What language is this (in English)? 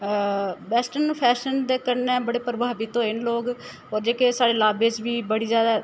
Dogri